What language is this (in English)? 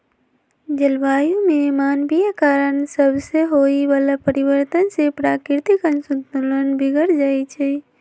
Magahi